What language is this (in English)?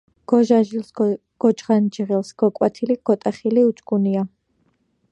Georgian